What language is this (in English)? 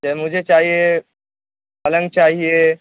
Urdu